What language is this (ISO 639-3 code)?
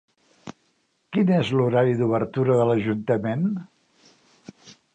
cat